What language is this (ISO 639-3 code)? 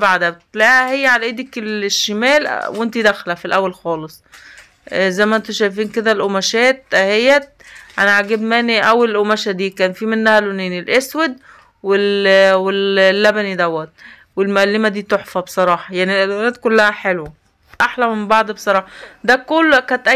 ara